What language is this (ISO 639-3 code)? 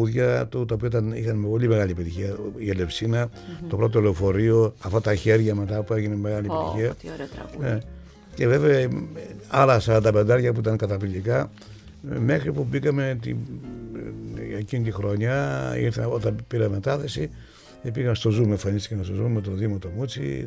ell